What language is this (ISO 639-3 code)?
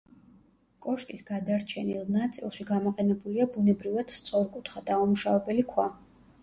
kat